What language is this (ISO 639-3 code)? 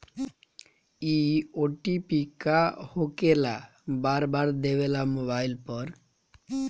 bho